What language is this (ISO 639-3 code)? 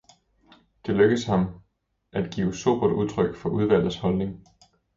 dan